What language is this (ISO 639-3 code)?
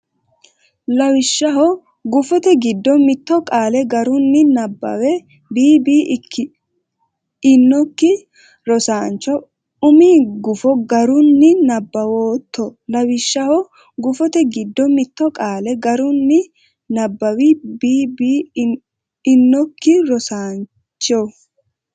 sid